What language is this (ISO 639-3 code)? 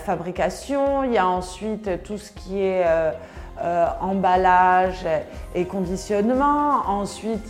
fra